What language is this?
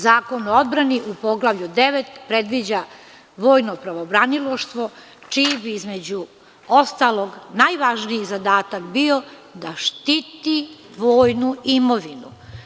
Serbian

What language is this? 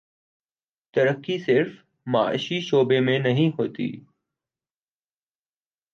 Urdu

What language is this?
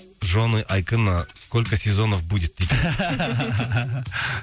Kazakh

